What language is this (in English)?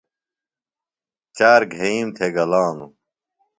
Phalura